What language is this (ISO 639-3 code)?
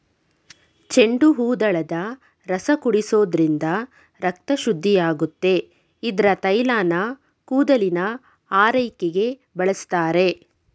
kan